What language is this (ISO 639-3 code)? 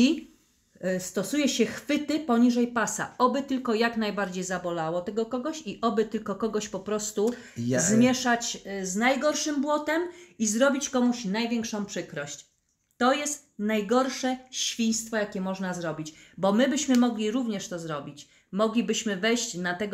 pol